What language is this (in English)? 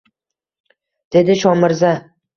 Uzbek